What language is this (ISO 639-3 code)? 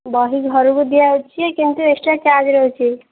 ori